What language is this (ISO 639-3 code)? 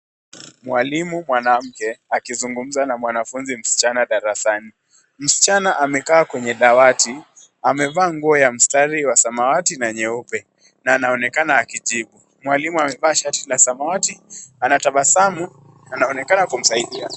swa